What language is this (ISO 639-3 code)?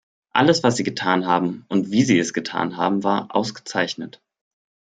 deu